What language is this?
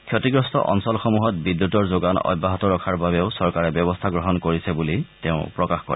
Assamese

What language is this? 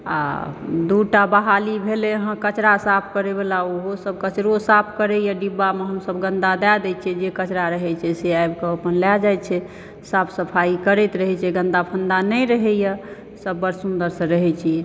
Maithili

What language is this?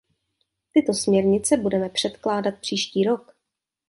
Czech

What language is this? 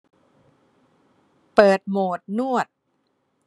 Thai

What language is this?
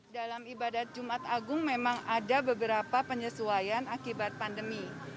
Indonesian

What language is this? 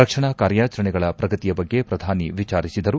Kannada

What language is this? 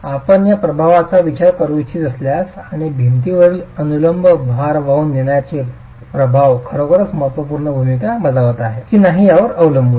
Marathi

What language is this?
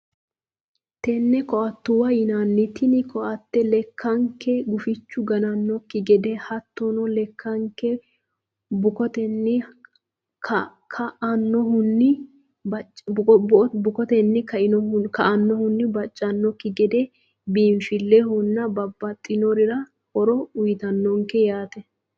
Sidamo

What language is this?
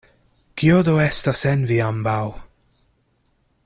Esperanto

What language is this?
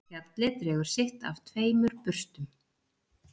Icelandic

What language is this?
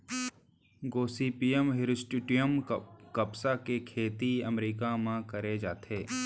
Chhattisgarhi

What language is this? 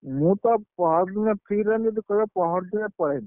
Odia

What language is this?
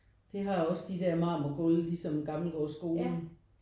Danish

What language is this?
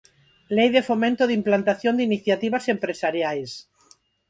Galician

